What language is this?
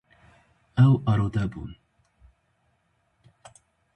Kurdish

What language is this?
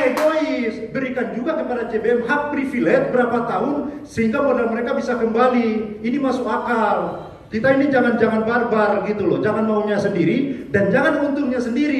Indonesian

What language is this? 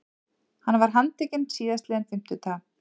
Icelandic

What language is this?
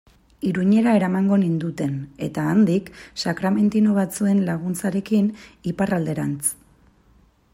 Basque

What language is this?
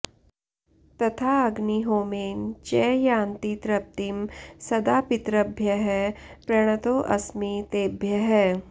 Sanskrit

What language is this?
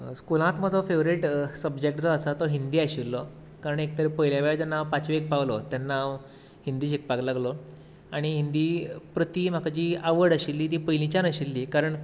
Konkani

